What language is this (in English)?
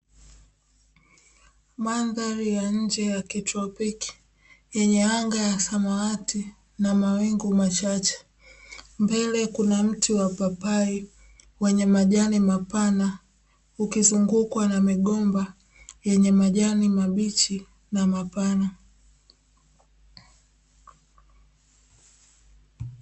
Swahili